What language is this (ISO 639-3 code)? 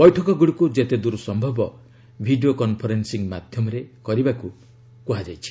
ori